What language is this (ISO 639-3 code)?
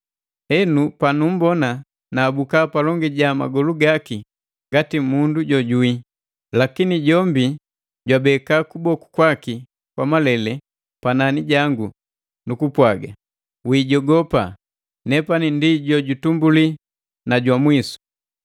mgv